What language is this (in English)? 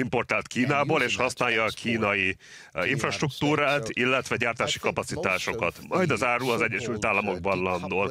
Hungarian